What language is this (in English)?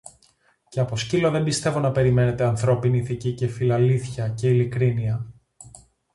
Greek